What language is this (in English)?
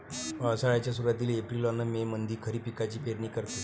Marathi